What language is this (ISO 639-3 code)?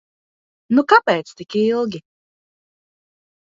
lav